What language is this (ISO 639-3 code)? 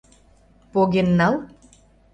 chm